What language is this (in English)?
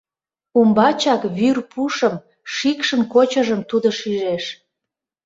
Mari